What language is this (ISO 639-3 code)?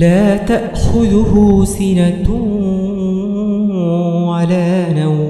ara